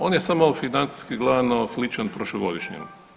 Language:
Croatian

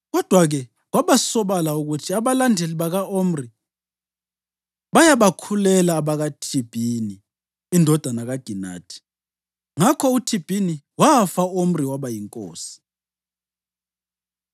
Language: North Ndebele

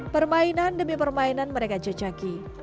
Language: Indonesian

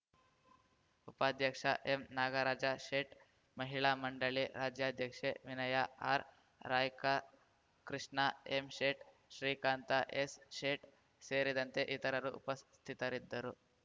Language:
Kannada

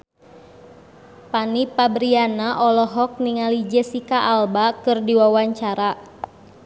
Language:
Sundanese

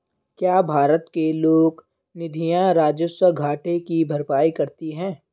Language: Hindi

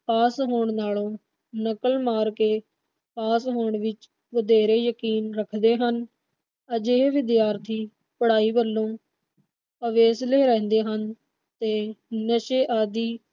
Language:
Punjabi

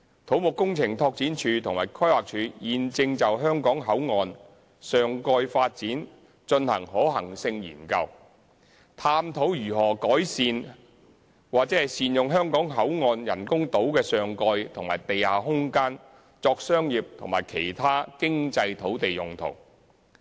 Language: Cantonese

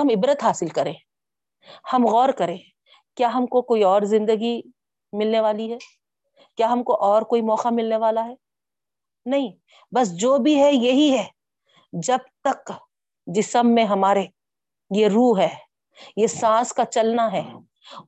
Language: Urdu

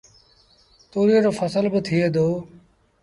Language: Sindhi Bhil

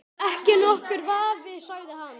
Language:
Icelandic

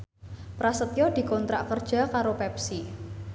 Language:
Javanese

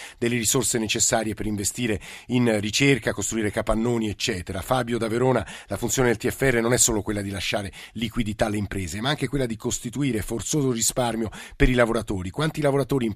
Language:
Italian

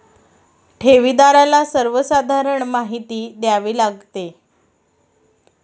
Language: Marathi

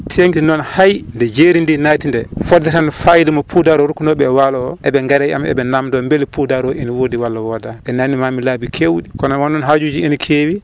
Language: Fula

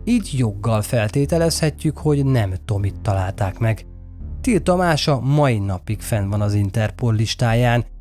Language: Hungarian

